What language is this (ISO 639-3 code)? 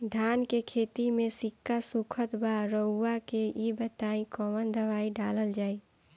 bho